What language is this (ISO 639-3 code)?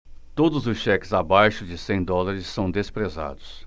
por